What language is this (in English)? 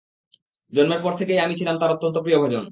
Bangla